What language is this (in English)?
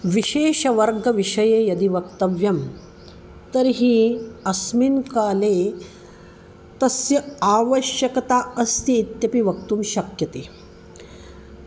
Sanskrit